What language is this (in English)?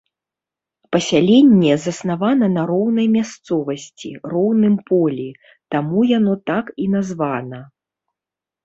Belarusian